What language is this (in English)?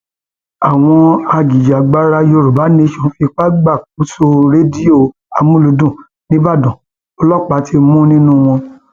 Yoruba